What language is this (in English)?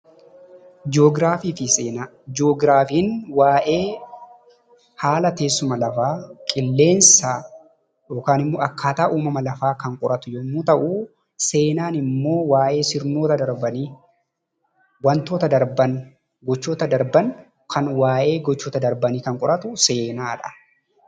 Oromo